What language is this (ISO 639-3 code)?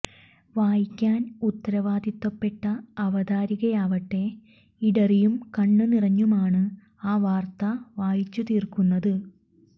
mal